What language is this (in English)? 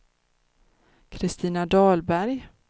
Swedish